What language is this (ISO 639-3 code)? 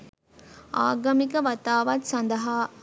sin